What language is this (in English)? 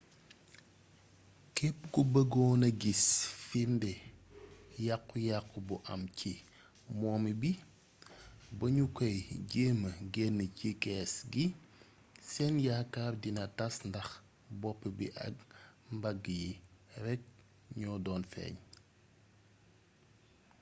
Wolof